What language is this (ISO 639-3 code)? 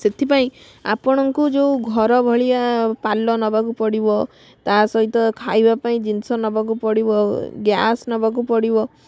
ori